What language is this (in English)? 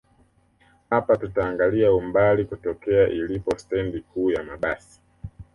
Swahili